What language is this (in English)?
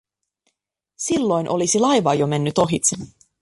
Finnish